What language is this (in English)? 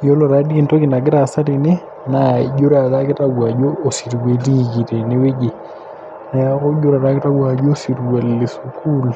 Masai